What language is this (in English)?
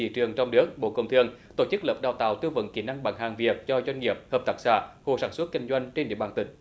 Vietnamese